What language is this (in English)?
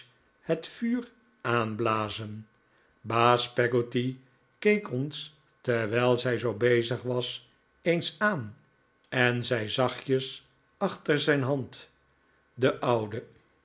Dutch